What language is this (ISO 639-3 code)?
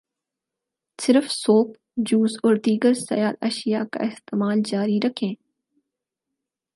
urd